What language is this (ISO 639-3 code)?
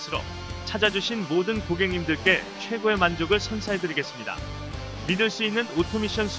kor